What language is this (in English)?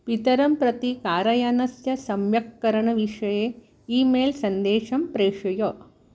Sanskrit